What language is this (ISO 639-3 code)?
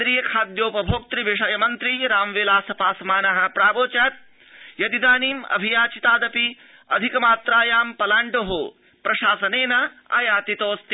san